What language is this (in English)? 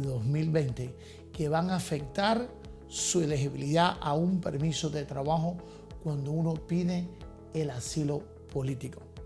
Spanish